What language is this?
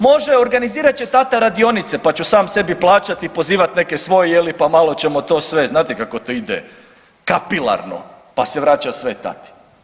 Croatian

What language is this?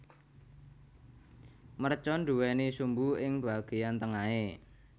Javanese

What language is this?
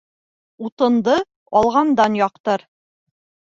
Bashkir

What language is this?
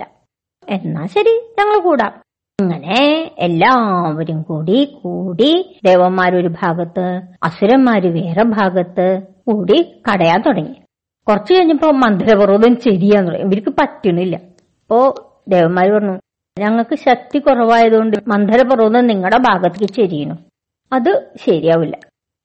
Malayalam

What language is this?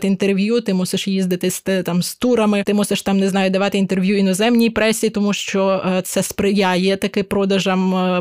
Ukrainian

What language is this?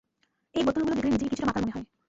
Bangla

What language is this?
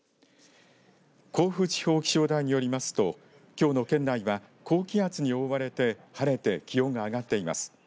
Japanese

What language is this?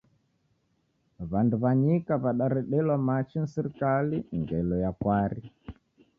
Taita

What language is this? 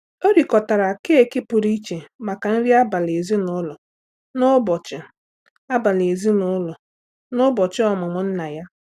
Igbo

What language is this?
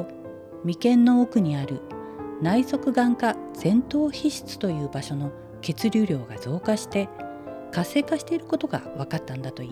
Japanese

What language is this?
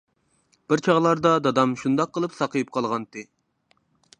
Uyghur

